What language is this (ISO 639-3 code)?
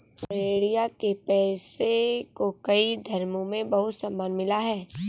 hin